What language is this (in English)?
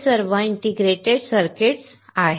Marathi